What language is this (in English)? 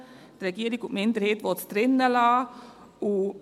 Swiss German